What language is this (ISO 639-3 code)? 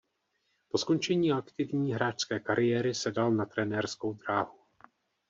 ces